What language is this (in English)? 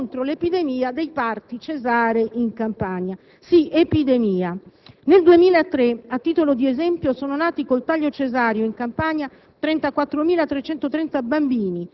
Italian